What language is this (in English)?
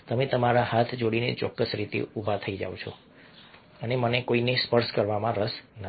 Gujarati